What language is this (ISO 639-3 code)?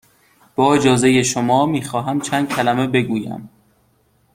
fas